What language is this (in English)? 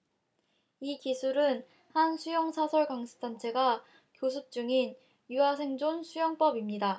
Korean